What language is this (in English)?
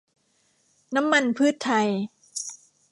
Thai